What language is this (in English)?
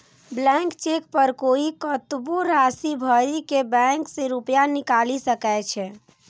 Maithili